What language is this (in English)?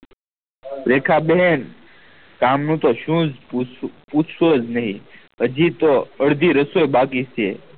Gujarati